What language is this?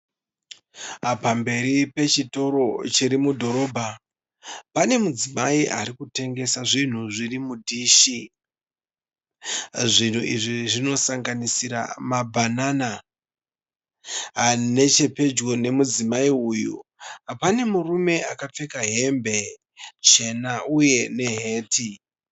Shona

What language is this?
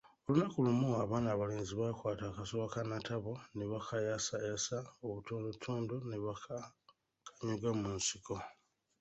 Ganda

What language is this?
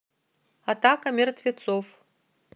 Russian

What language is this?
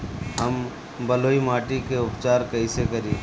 Bhojpuri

